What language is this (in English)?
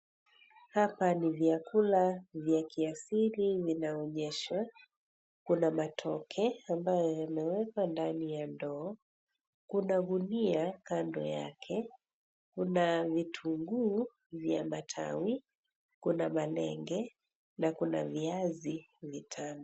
Swahili